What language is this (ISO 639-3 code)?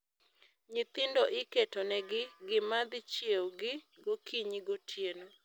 luo